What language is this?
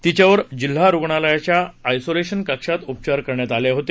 Marathi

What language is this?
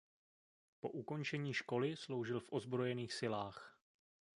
Czech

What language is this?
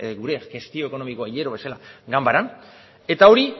Basque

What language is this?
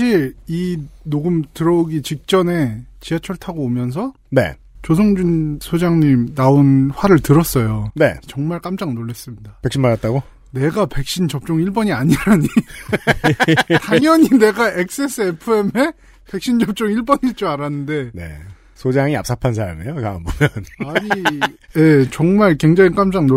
Korean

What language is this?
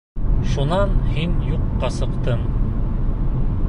Bashkir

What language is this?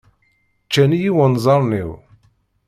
Kabyle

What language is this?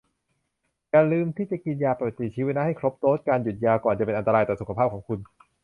Thai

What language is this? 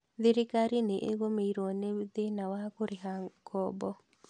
Kikuyu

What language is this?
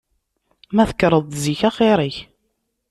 Kabyle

